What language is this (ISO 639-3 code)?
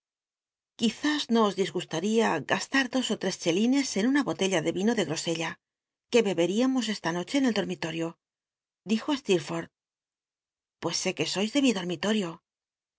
spa